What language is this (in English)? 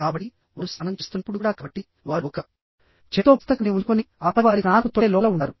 Telugu